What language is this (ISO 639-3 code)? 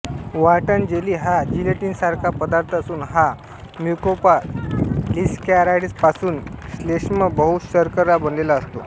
mar